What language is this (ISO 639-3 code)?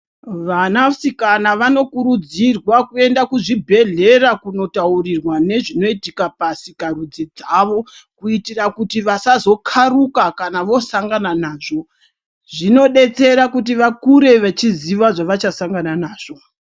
ndc